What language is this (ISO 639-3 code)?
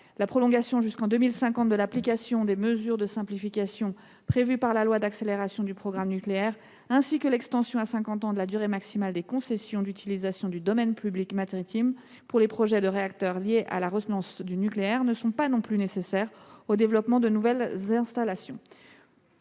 fra